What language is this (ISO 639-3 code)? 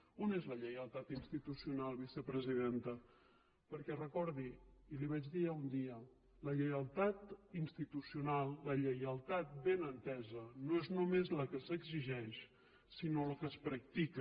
cat